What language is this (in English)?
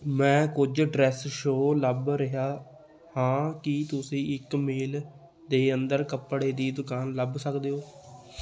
Punjabi